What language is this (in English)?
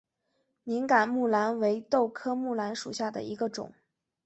Chinese